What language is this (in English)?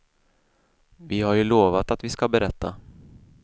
Swedish